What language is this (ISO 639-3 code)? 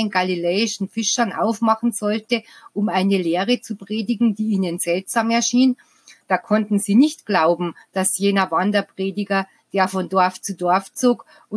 deu